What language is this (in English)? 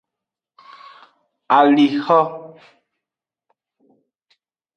Aja (Benin)